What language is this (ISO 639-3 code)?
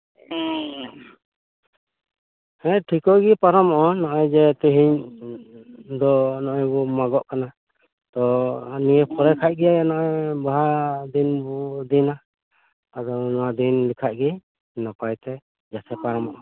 sat